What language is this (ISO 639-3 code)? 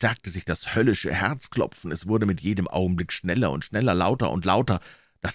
deu